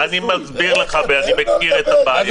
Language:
Hebrew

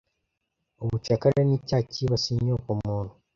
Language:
Kinyarwanda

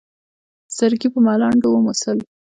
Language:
Pashto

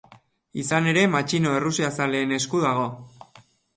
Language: Basque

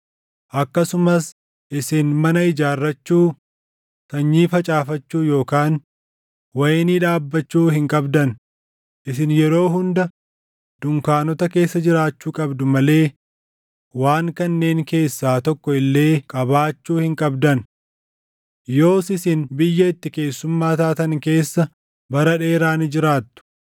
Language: Oromo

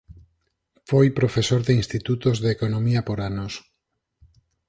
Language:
Galician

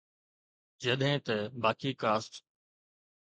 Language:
Sindhi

